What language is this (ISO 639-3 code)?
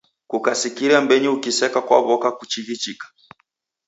dav